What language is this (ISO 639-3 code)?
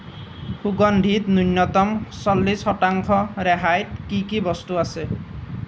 asm